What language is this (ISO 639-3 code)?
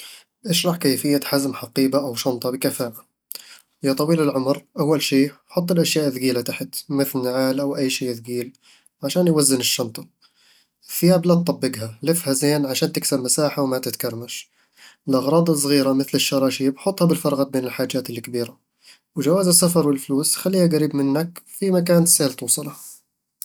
avl